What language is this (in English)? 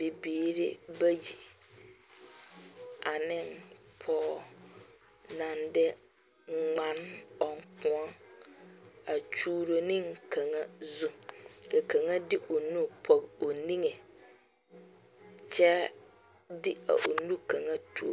Southern Dagaare